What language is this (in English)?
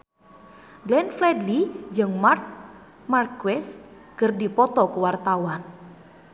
Sundanese